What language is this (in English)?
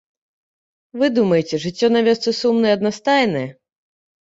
Belarusian